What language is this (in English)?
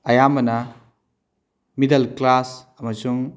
Manipuri